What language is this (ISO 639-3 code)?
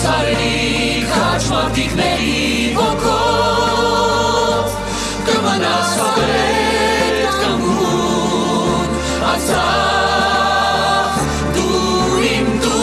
hye